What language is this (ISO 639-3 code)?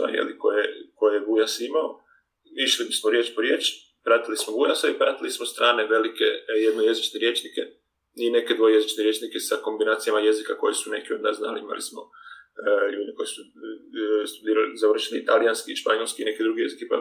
hrv